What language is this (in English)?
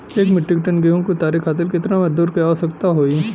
Bhojpuri